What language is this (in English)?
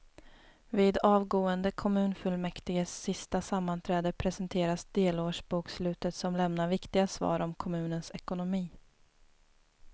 Swedish